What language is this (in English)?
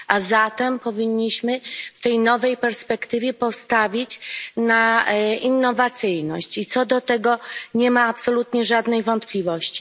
Polish